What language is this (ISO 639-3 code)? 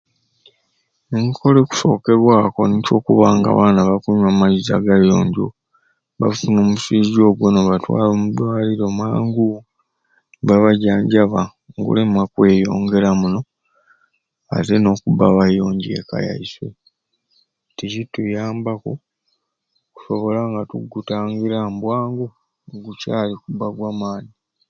ruc